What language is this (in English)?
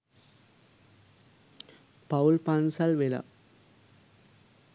Sinhala